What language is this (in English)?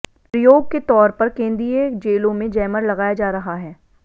Hindi